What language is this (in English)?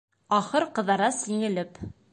Bashkir